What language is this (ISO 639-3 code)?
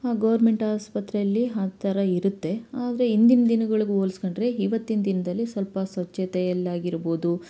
kan